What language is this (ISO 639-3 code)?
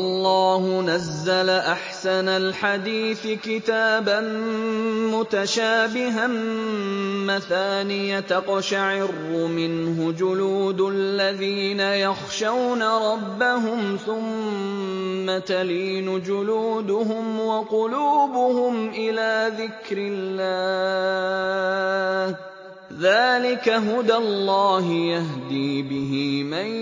ara